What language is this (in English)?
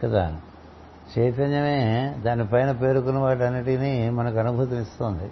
Telugu